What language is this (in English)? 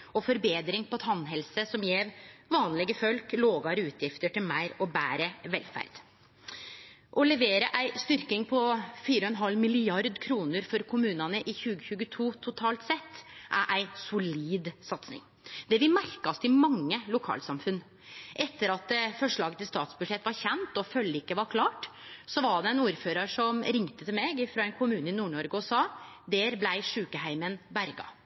Norwegian Nynorsk